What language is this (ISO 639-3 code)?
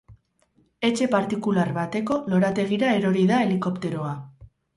eus